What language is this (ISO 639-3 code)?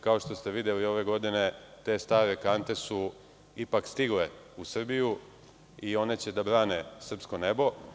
srp